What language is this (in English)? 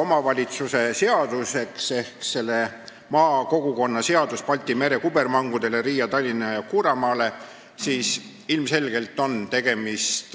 Estonian